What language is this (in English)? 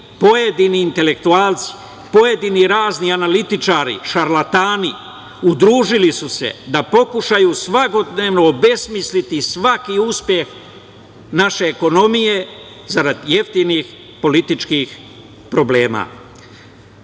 Serbian